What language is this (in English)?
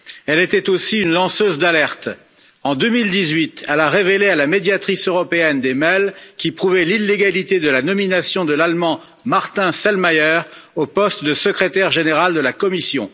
French